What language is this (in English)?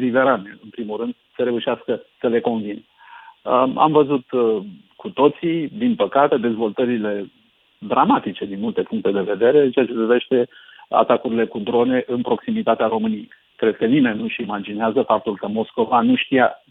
Romanian